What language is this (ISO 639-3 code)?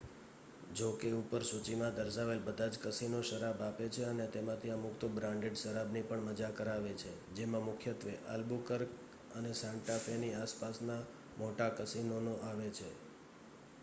guj